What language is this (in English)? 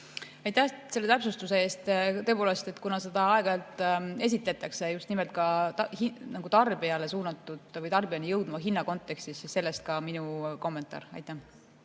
Estonian